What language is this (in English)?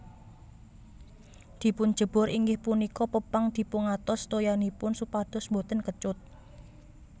Javanese